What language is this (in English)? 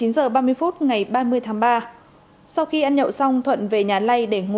Vietnamese